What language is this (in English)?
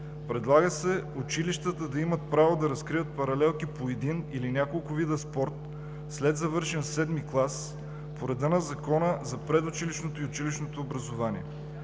Bulgarian